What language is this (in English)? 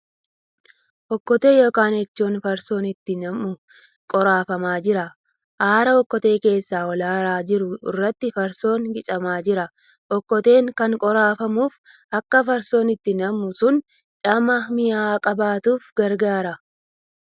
Oromo